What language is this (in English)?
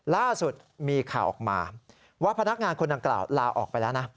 Thai